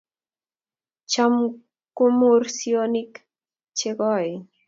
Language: Kalenjin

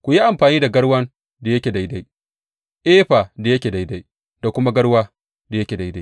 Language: Hausa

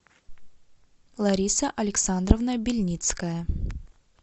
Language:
Russian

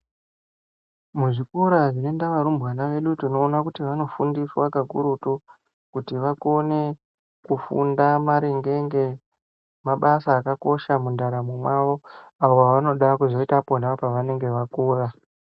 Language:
Ndau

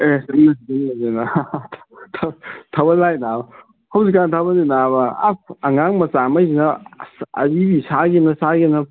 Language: Manipuri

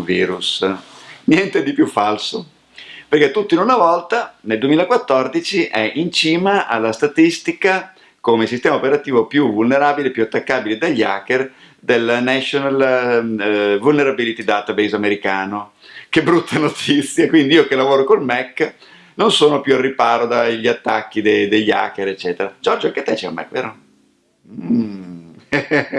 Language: Italian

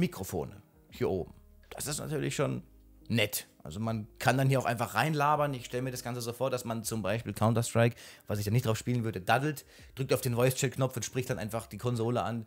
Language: German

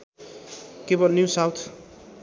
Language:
Nepali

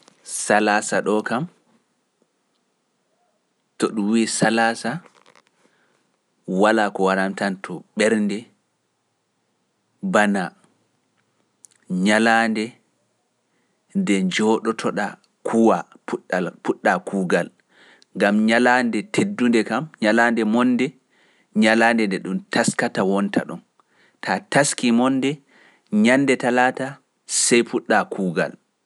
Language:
Pular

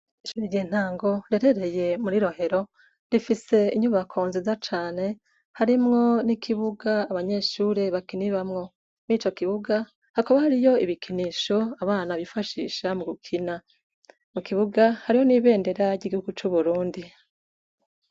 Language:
Rundi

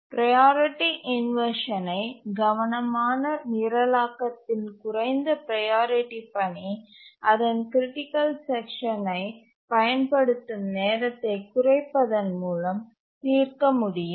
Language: Tamil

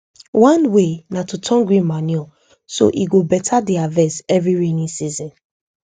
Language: Nigerian Pidgin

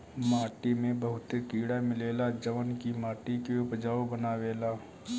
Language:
Bhojpuri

